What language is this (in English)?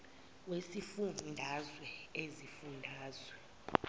Zulu